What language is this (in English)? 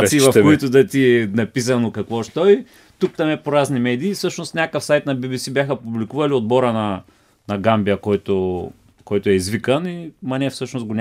Bulgarian